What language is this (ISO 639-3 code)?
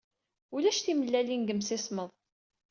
kab